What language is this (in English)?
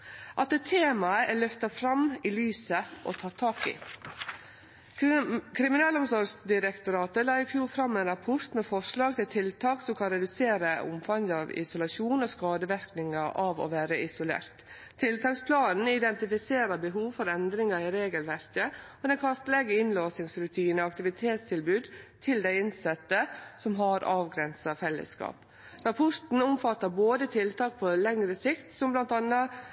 Norwegian Nynorsk